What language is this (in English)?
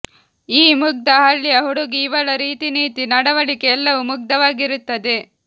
Kannada